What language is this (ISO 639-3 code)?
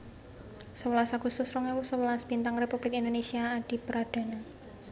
jav